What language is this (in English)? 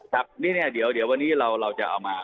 Thai